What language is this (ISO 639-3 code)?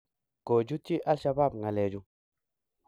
kln